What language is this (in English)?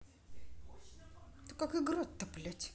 Russian